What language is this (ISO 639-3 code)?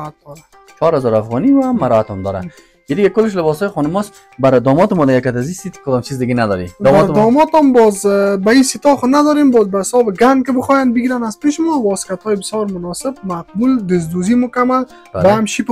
fas